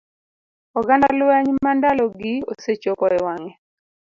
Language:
Luo (Kenya and Tanzania)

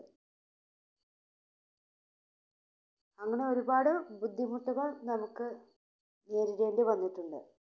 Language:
Malayalam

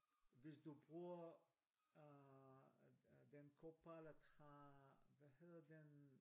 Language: Danish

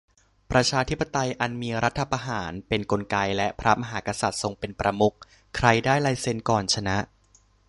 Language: Thai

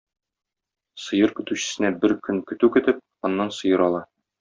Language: Tatar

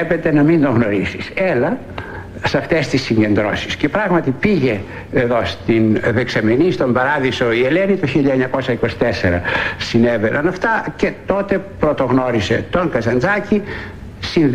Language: Greek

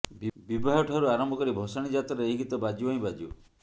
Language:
Odia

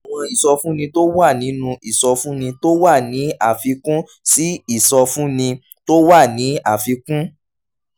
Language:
Yoruba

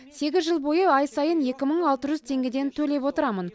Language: Kazakh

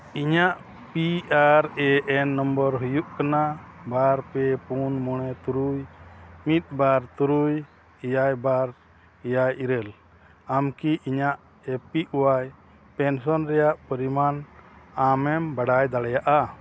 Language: Santali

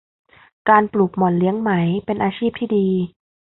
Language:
Thai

